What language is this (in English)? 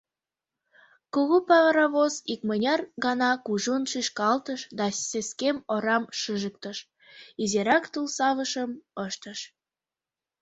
Mari